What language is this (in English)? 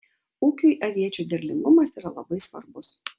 Lithuanian